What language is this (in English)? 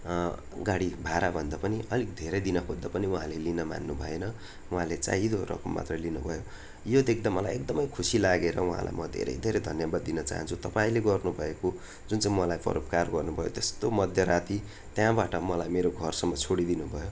Nepali